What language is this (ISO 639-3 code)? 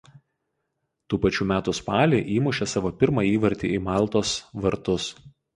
lit